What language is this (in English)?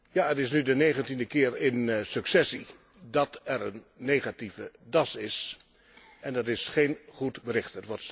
Dutch